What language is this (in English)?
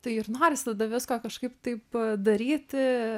Lithuanian